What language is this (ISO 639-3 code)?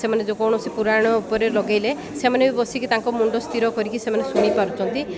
ori